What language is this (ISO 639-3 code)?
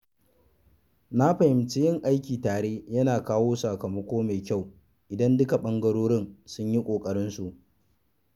hau